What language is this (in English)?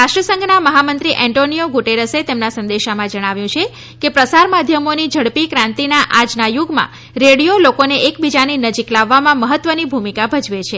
Gujarati